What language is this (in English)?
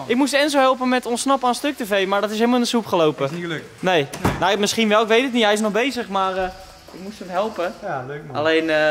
Dutch